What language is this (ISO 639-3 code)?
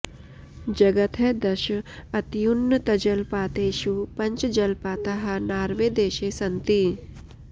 san